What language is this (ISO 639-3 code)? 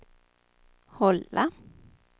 swe